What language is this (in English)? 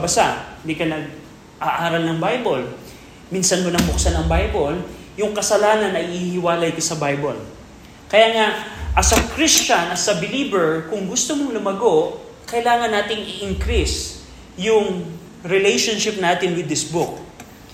Filipino